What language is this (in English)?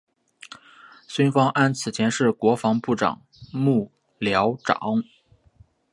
Chinese